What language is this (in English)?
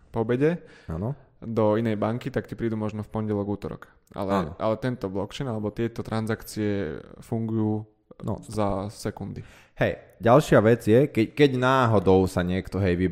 Slovak